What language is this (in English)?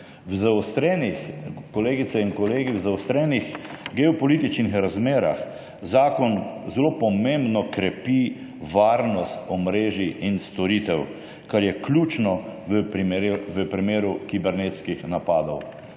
Slovenian